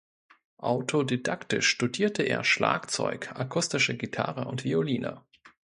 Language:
German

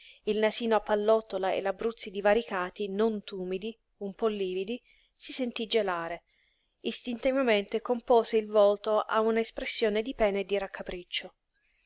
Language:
Italian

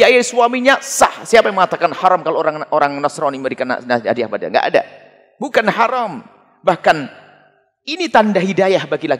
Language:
Indonesian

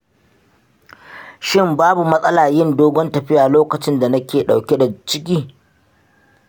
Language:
Hausa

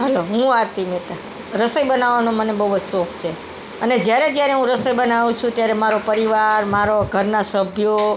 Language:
Gujarati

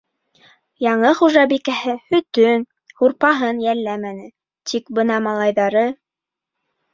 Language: Bashkir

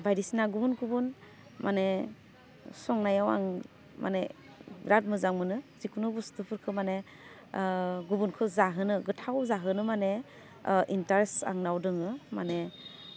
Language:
Bodo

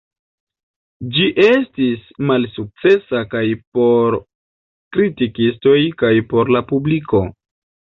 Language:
Esperanto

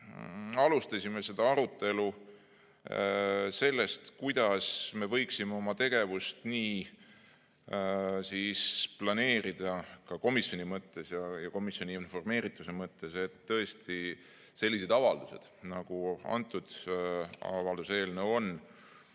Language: Estonian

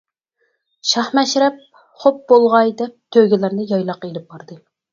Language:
Uyghur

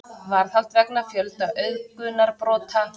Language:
Icelandic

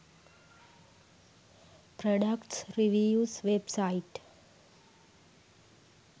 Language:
Sinhala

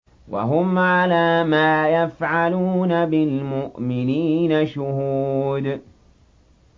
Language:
Arabic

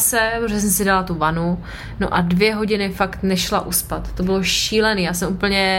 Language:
Czech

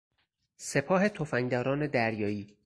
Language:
Persian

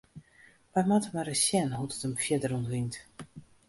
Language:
Western Frisian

